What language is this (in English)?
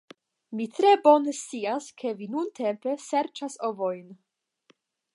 Esperanto